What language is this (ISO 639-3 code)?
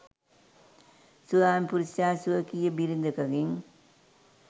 sin